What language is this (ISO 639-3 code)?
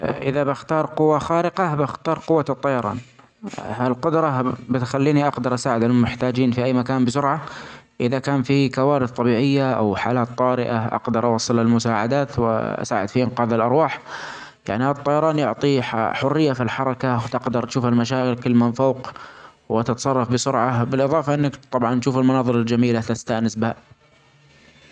acx